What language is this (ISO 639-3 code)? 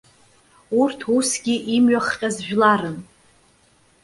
abk